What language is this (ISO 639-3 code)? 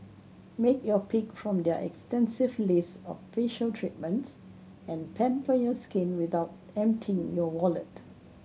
eng